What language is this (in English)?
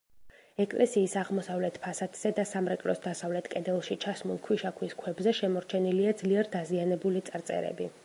Georgian